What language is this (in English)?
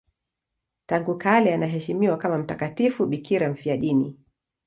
Swahili